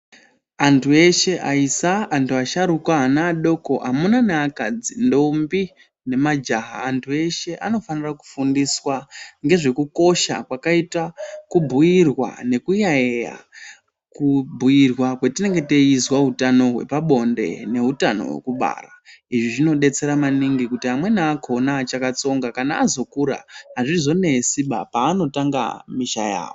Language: Ndau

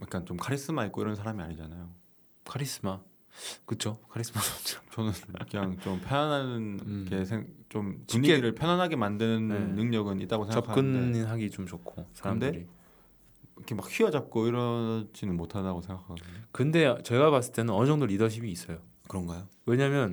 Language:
Korean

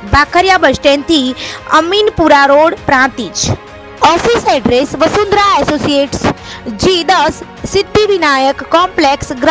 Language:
Hindi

